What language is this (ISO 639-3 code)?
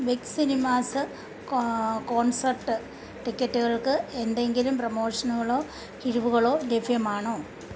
mal